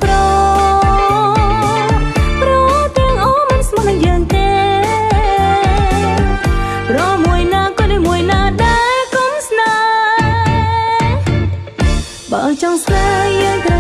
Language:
Korean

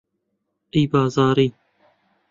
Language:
Central Kurdish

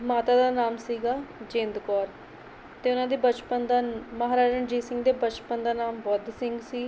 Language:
Punjabi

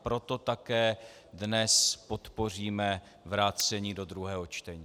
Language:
Czech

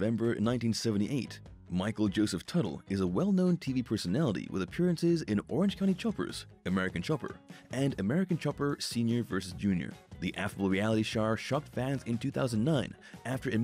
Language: English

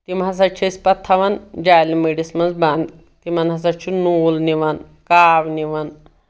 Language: Kashmiri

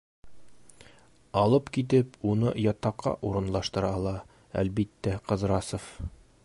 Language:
Bashkir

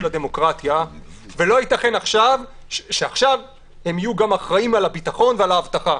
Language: Hebrew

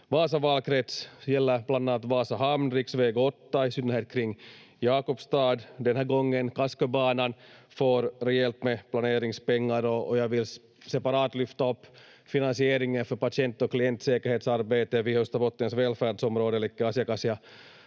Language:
Finnish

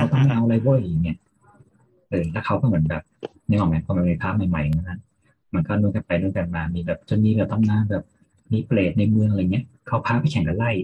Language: Thai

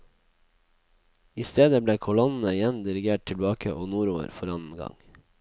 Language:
Norwegian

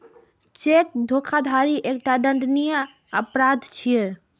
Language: Maithili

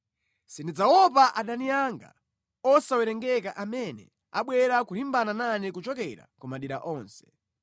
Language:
Nyanja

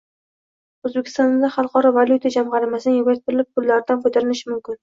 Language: Uzbek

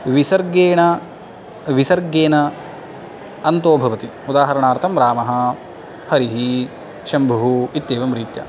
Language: Sanskrit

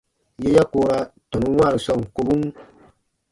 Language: Baatonum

